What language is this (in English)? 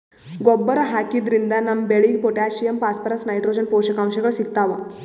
Kannada